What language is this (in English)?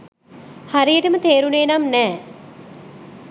Sinhala